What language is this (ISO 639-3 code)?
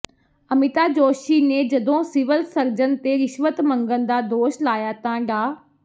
pan